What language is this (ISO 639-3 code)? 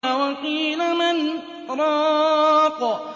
ara